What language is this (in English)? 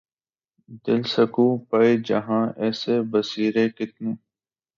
Urdu